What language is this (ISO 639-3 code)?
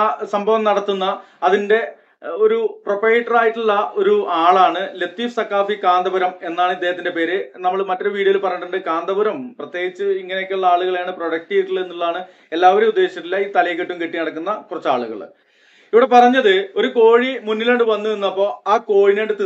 mal